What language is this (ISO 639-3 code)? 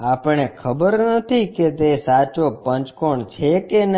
guj